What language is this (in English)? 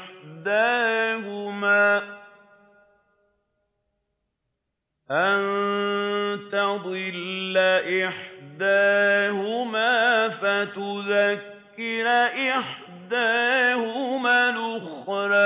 Arabic